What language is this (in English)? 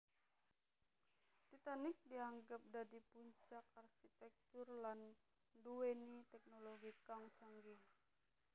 Javanese